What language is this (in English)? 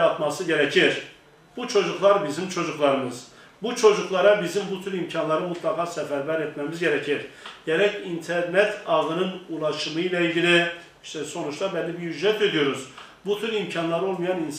Turkish